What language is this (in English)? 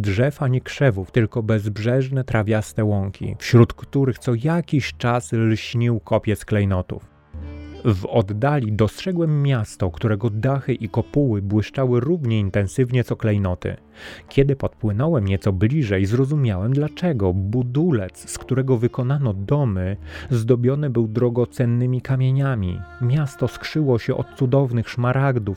Polish